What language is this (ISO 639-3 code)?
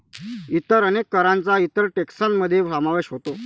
mar